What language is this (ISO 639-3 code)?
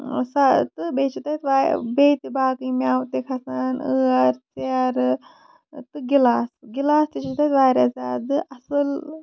kas